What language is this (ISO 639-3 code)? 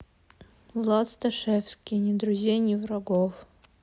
rus